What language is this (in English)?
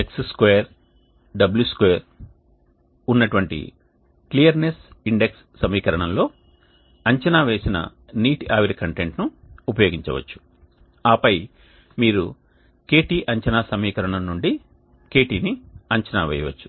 Telugu